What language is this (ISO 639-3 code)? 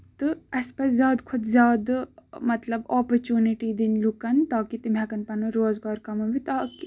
kas